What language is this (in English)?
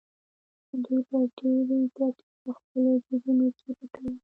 Pashto